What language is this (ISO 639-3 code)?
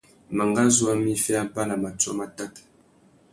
bag